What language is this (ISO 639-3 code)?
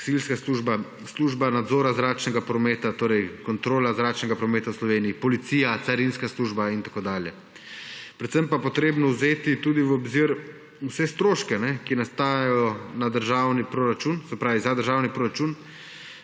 slv